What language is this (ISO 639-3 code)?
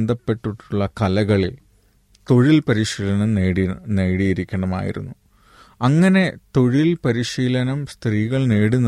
mal